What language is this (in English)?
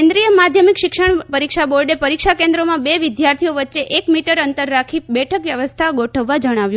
Gujarati